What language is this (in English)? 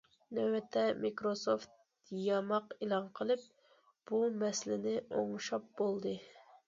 Uyghur